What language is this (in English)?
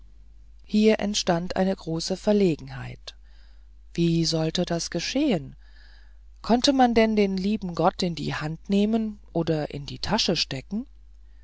German